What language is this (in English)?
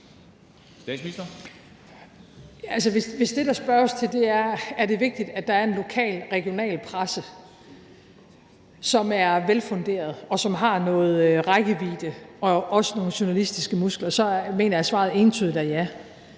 Danish